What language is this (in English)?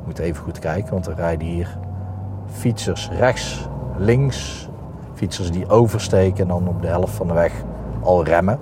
Dutch